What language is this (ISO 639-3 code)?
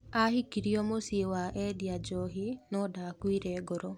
kik